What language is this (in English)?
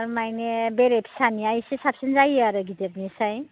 Bodo